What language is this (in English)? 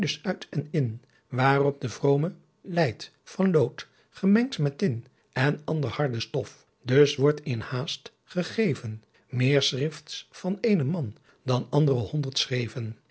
Dutch